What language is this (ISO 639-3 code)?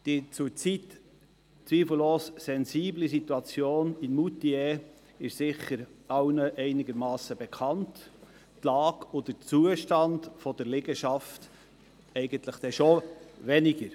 gsw